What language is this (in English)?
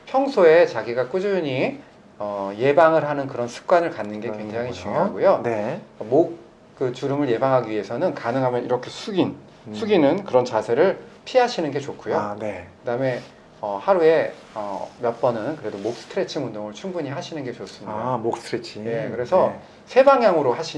Korean